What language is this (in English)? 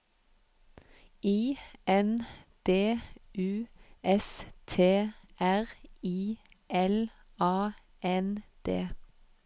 Norwegian